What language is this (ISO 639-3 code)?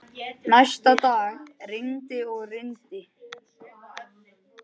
isl